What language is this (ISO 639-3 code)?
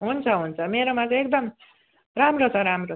nep